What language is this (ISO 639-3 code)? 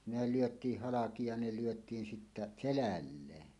fin